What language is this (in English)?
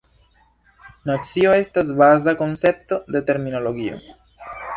Esperanto